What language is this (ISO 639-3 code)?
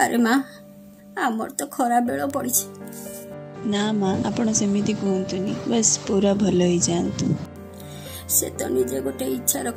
hin